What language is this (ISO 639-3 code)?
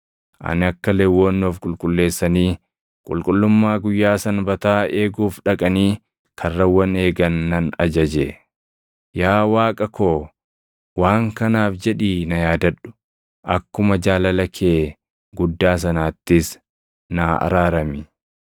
orm